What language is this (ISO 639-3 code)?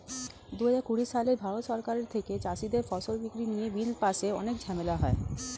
ben